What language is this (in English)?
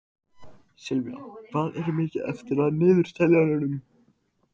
Icelandic